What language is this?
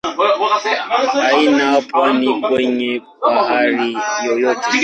Swahili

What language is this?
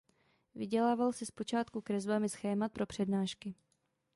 Czech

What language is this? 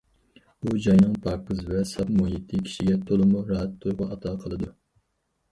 Uyghur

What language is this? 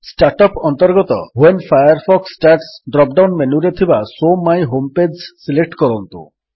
Odia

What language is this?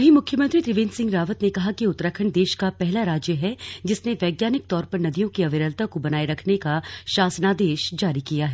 Hindi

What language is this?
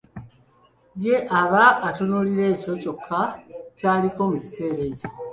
Ganda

